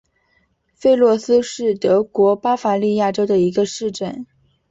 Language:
Chinese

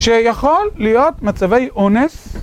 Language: Hebrew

